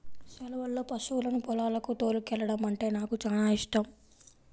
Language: Telugu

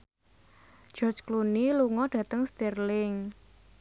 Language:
Javanese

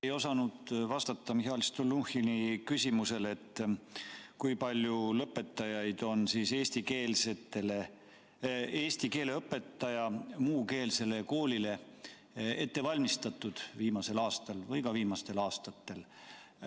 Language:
Estonian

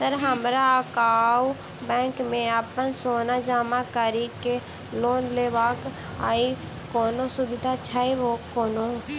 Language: Maithili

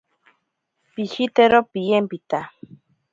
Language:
Ashéninka Perené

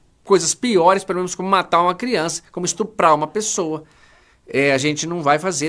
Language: Portuguese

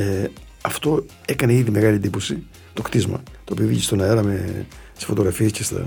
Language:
Greek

